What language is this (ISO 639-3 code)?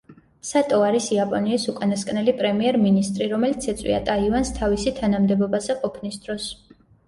kat